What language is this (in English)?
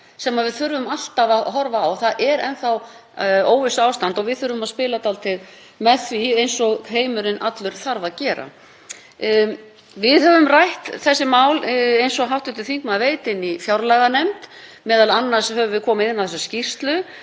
Icelandic